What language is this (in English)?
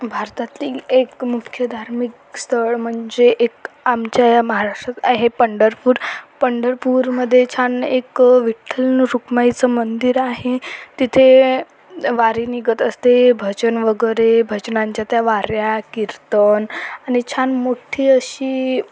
Marathi